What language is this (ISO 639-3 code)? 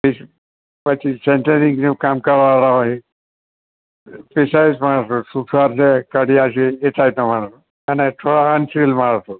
guj